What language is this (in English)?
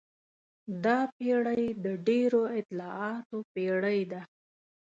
Pashto